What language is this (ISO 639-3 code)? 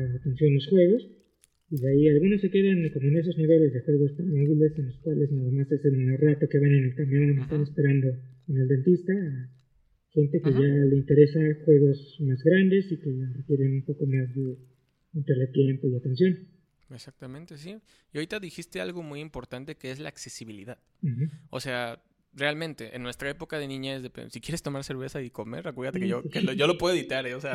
spa